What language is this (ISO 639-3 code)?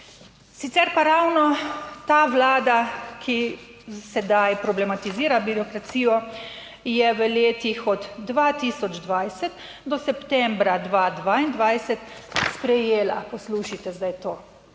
slv